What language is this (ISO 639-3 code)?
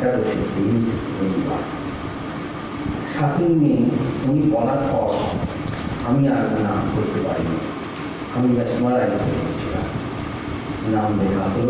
kor